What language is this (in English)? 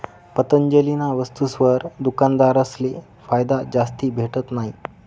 Marathi